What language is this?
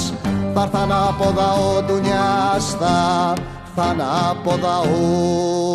Greek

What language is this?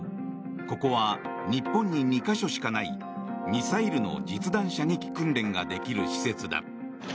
Japanese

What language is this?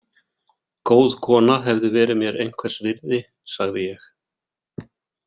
Icelandic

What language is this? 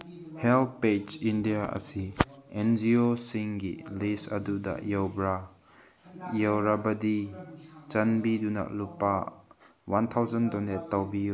Manipuri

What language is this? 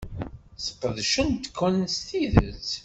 Kabyle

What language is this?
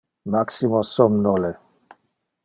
Interlingua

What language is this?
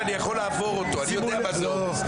Hebrew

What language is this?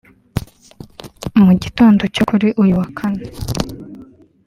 Kinyarwanda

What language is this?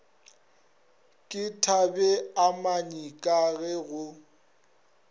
Northern Sotho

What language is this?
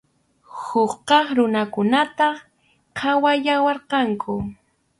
Arequipa-La Unión Quechua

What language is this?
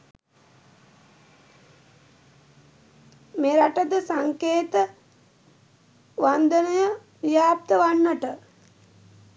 Sinhala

